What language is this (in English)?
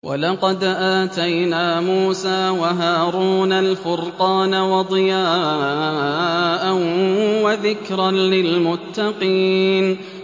Arabic